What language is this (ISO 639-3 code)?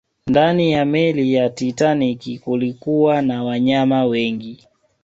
swa